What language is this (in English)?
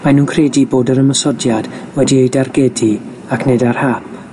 Welsh